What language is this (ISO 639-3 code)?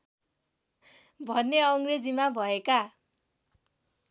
nep